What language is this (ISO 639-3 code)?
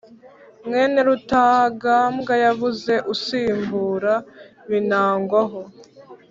kin